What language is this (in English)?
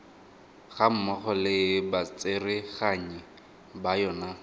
Tswana